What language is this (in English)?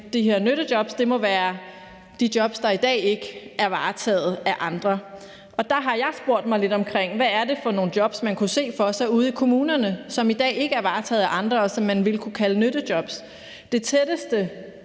Danish